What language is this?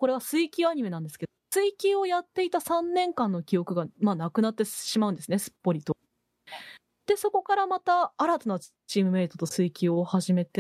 Japanese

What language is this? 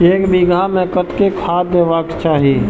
Maithili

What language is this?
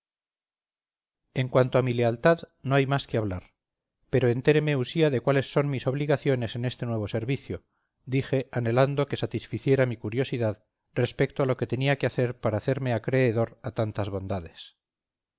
Spanish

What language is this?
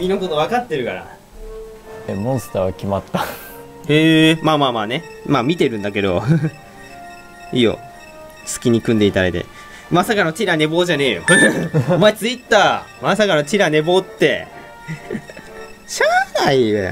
Japanese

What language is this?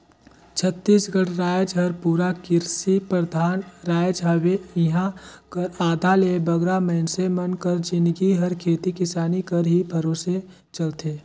Chhattisgarhi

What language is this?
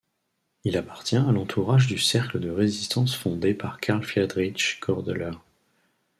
French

